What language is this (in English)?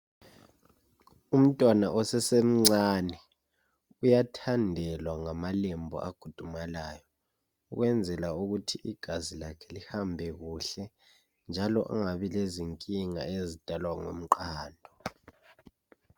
North Ndebele